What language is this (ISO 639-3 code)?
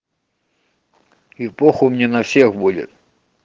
rus